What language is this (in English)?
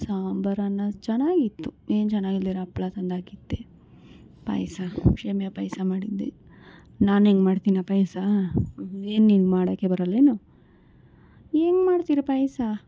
Kannada